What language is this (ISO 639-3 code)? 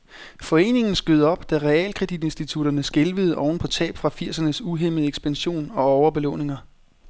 dan